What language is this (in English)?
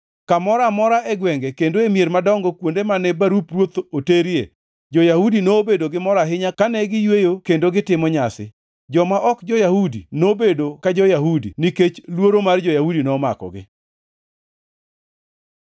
Luo (Kenya and Tanzania)